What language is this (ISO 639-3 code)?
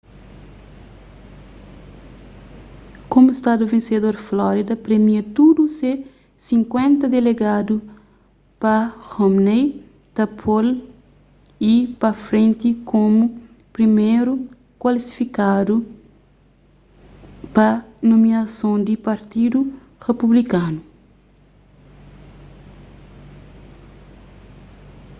kea